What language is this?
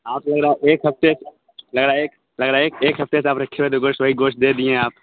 Urdu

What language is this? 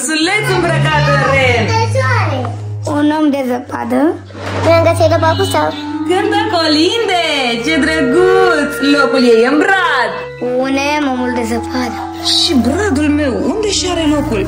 Romanian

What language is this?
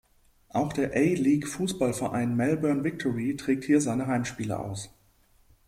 German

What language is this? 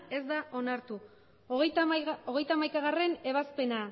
Basque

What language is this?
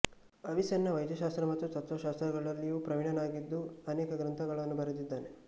Kannada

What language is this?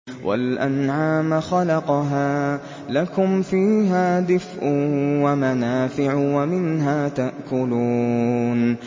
Arabic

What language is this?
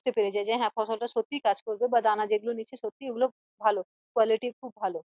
Bangla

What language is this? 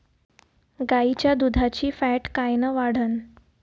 Marathi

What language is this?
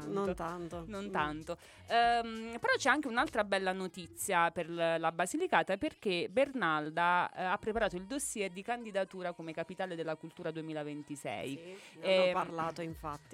Italian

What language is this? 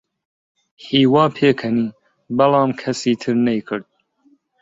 Central Kurdish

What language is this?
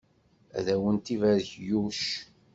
Kabyle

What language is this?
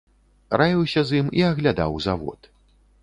Belarusian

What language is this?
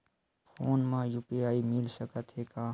Chhattisgarhi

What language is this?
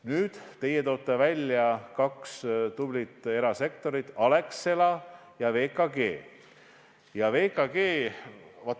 Estonian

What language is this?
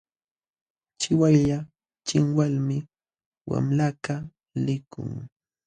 Jauja Wanca Quechua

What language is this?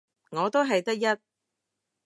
Cantonese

